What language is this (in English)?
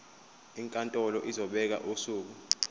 Zulu